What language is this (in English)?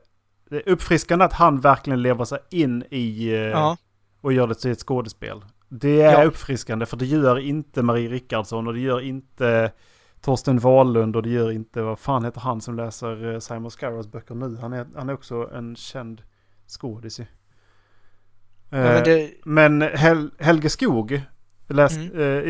Swedish